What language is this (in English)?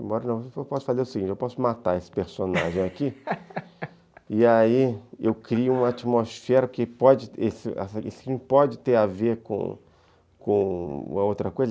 Portuguese